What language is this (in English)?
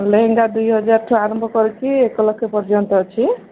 Odia